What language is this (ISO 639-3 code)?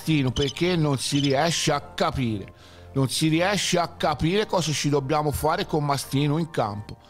ita